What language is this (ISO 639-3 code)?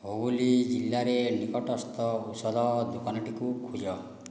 ori